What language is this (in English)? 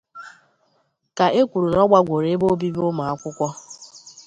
Igbo